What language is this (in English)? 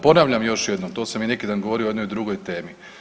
Croatian